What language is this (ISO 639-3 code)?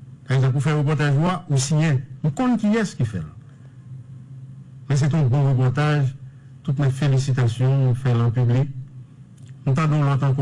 fra